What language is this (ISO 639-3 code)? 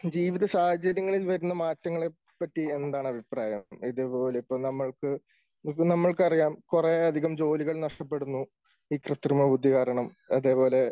mal